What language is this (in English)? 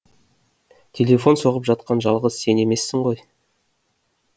Kazakh